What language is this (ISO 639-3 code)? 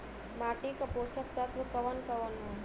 bho